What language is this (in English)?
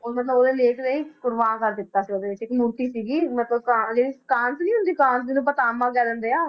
Punjabi